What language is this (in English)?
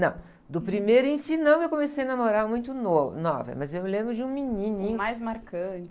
Portuguese